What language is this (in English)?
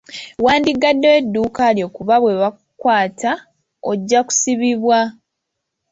Ganda